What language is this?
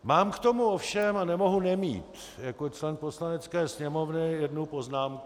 Czech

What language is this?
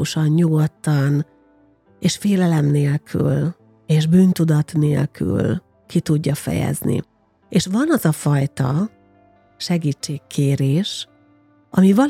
Hungarian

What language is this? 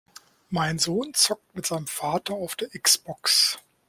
German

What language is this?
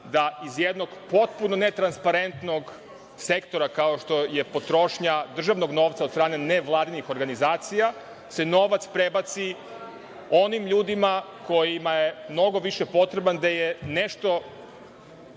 Serbian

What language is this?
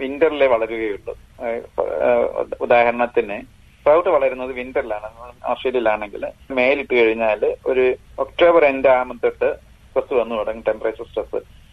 Malayalam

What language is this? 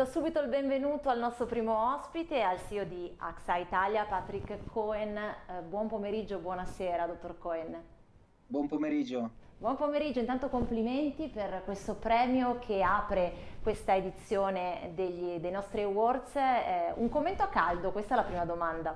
Italian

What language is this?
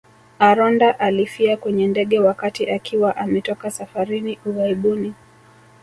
Swahili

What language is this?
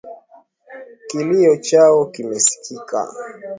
Swahili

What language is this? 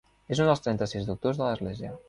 Catalan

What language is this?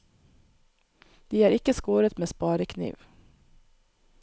Norwegian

